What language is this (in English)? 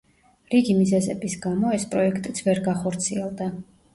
Georgian